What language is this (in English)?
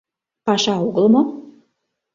Mari